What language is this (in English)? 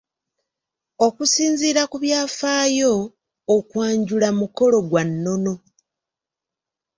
Ganda